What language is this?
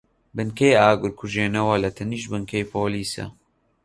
Central Kurdish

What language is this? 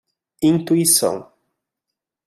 Portuguese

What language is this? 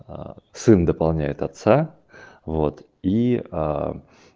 Russian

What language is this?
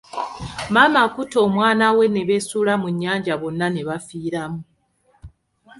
Ganda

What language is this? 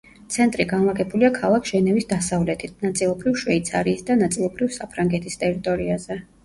Georgian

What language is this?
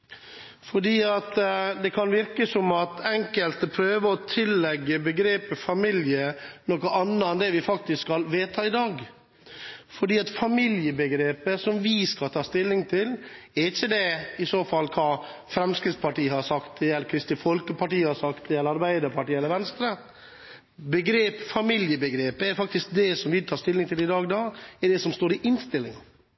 Norwegian Bokmål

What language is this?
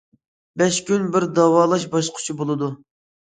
Uyghur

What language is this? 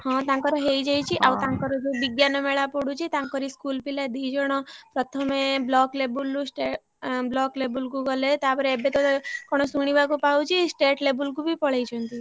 Odia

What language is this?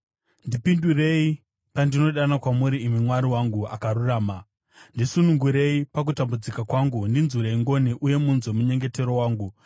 Shona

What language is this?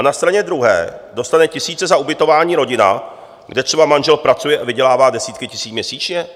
Czech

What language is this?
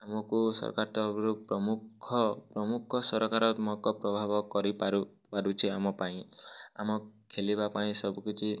Odia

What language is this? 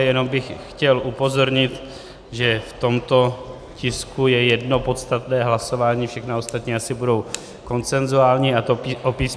Czech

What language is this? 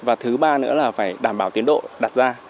Vietnamese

